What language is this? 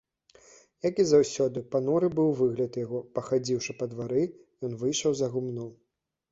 Belarusian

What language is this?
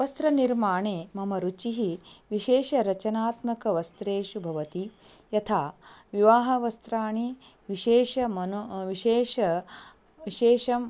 Sanskrit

